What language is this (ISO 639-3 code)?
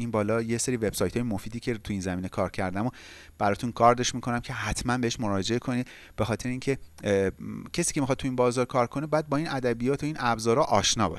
fas